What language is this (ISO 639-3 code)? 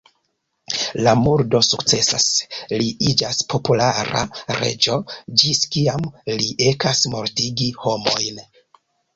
epo